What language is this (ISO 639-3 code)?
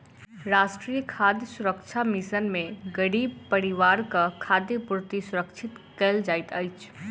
mai